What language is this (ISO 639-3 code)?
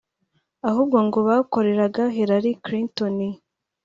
kin